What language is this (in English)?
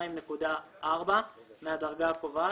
Hebrew